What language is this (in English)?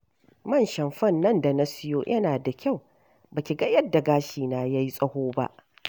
Hausa